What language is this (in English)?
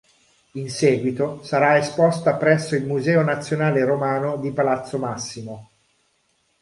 Italian